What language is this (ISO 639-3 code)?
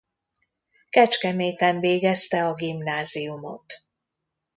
hun